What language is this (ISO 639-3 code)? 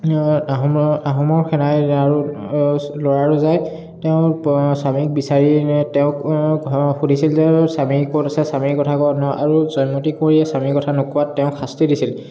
asm